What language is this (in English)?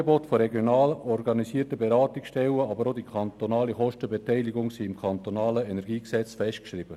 Swiss German